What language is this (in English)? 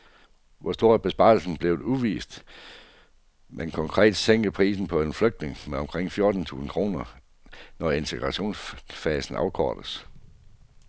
Danish